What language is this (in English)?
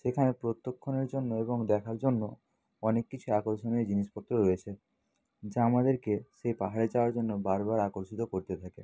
Bangla